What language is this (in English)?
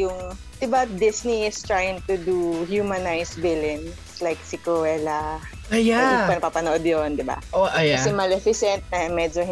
Filipino